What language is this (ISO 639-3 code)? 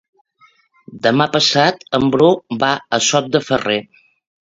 cat